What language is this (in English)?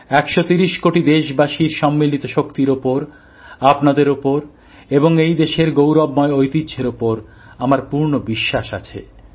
Bangla